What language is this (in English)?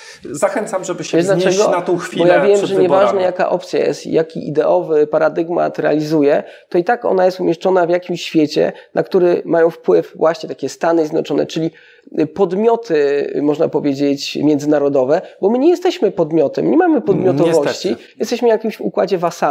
Polish